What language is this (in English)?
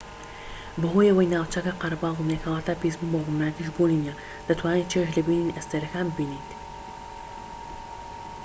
Central Kurdish